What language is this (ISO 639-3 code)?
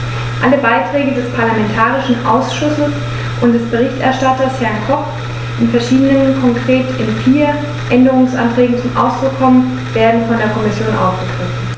deu